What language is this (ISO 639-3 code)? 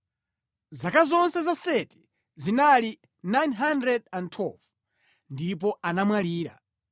nya